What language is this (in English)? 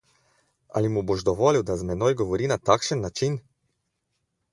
Slovenian